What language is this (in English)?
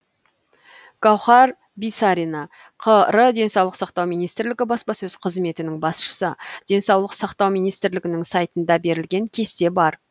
Kazakh